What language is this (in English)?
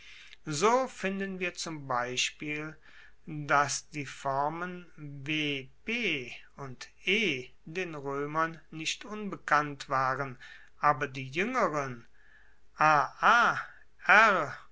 German